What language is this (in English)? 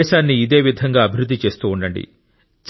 Telugu